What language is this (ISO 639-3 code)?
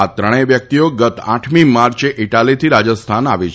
guj